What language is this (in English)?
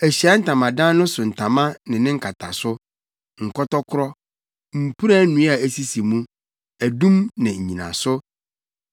Akan